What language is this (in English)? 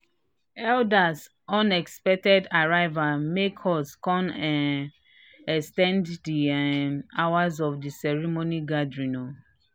Nigerian Pidgin